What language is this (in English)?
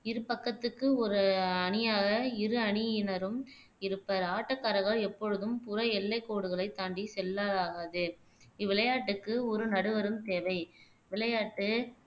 Tamil